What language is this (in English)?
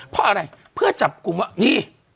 Thai